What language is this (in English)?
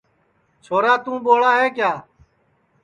Sansi